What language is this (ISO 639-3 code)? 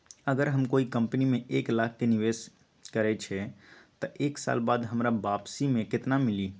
mag